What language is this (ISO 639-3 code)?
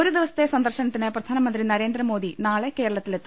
mal